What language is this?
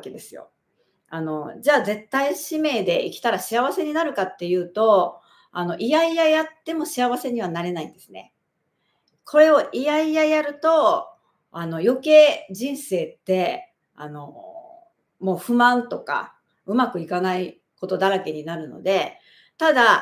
Japanese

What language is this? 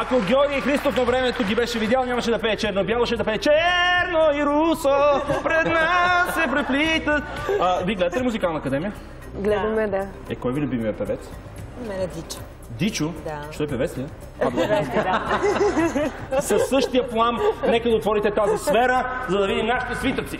Bulgarian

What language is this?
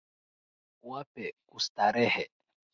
Swahili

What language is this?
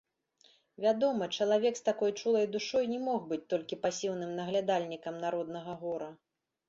Belarusian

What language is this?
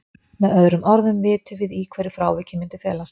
Icelandic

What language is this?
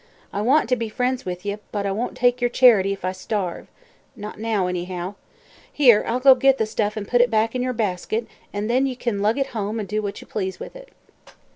English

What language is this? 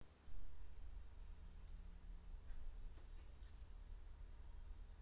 Russian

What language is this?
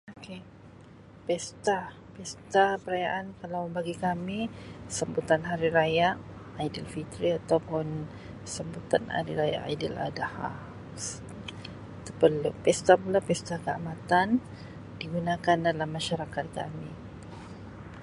Sabah Malay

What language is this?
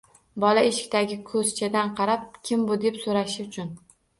Uzbek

